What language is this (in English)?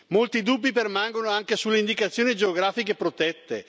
Italian